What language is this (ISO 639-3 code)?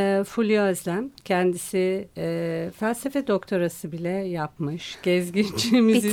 tur